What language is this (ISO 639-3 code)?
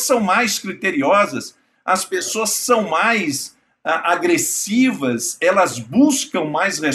por